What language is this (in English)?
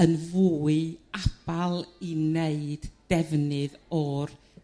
Welsh